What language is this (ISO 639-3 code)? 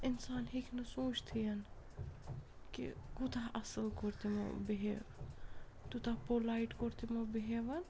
kas